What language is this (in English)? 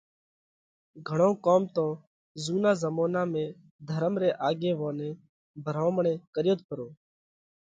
Parkari Koli